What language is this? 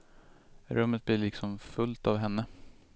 Swedish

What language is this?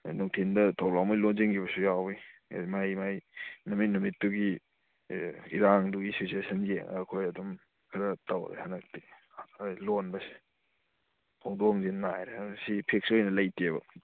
Manipuri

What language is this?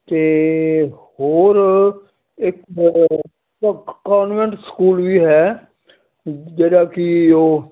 Punjabi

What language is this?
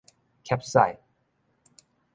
Min Nan Chinese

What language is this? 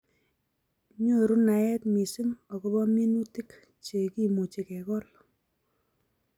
Kalenjin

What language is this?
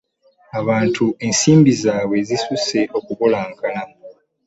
Ganda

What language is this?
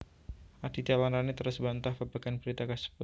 Javanese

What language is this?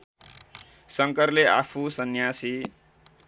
Nepali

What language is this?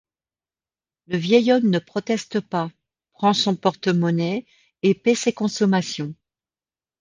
French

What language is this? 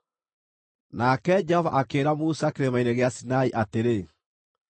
Kikuyu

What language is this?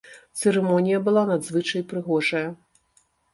Belarusian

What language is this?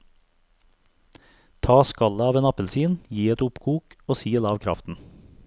Norwegian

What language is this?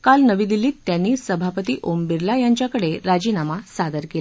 Marathi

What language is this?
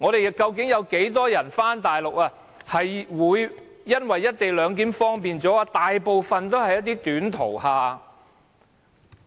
Cantonese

